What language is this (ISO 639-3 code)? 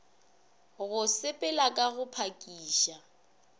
nso